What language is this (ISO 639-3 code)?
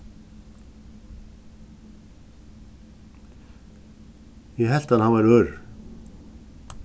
fao